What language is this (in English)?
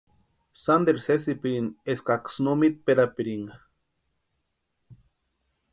Western Highland Purepecha